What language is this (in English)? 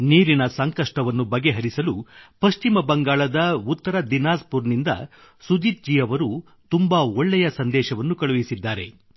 Kannada